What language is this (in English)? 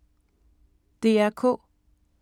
Danish